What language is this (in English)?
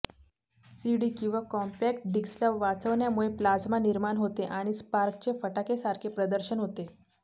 Marathi